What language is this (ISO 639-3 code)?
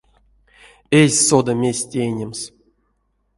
myv